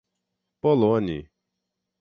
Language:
Portuguese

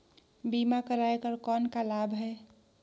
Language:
Chhattisgarhi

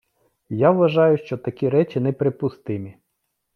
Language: Ukrainian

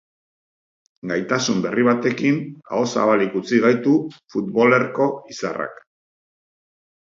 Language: Basque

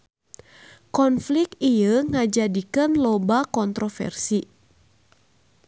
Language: Sundanese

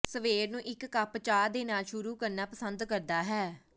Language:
Punjabi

